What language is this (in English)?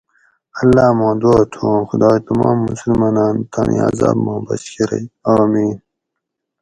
Gawri